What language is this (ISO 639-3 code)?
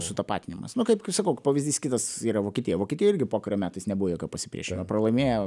lit